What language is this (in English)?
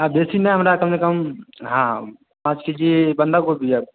Maithili